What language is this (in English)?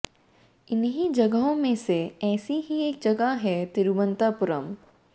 Hindi